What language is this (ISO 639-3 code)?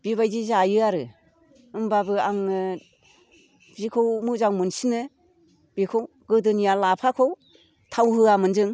brx